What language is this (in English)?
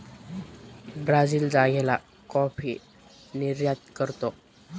Marathi